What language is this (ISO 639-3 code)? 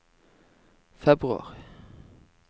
nor